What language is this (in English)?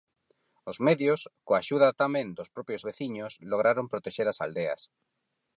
Galician